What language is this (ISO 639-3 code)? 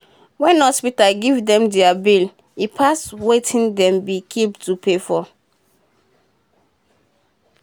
pcm